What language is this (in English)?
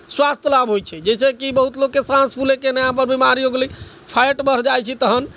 Maithili